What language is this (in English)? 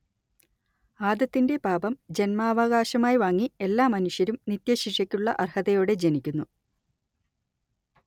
Malayalam